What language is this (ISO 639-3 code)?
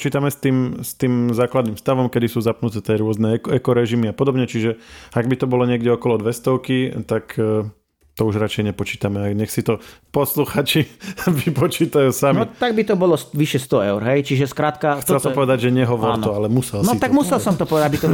slk